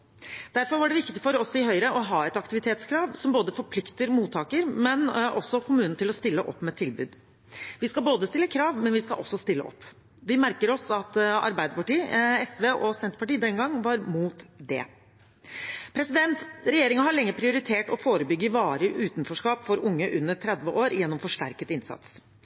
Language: Norwegian Bokmål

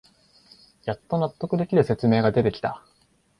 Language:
Japanese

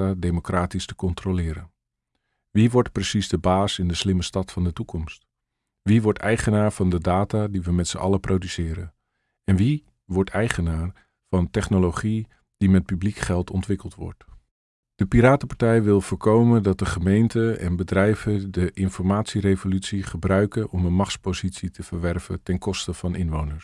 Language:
Dutch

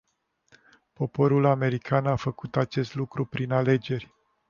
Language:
Romanian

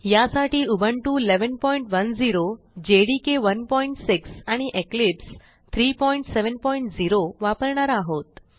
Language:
Marathi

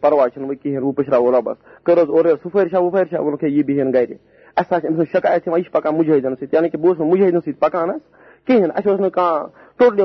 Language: Urdu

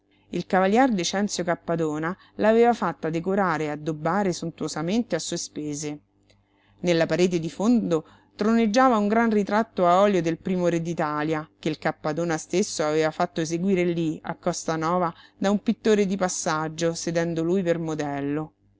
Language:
Italian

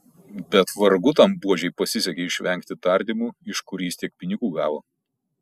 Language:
Lithuanian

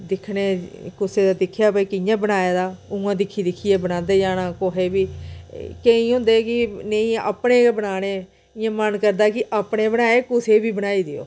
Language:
Dogri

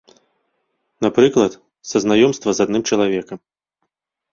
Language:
Belarusian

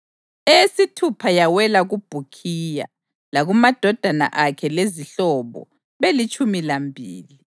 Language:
North Ndebele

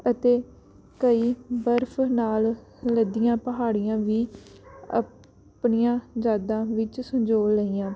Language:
Punjabi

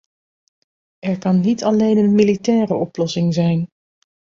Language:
Dutch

